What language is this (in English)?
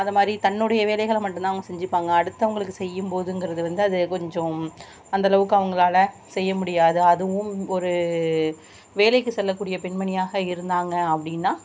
Tamil